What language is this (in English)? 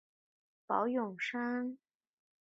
Chinese